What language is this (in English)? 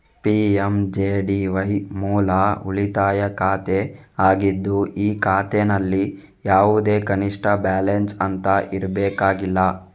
Kannada